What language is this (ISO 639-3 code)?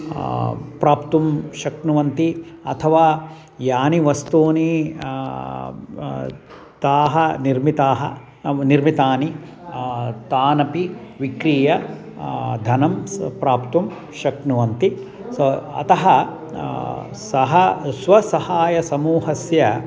san